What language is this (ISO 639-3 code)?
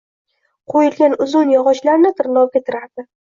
uzb